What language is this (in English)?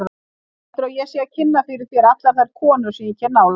Icelandic